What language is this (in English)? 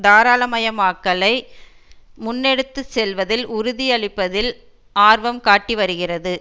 Tamil